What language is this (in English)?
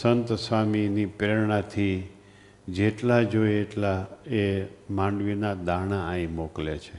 Gujarati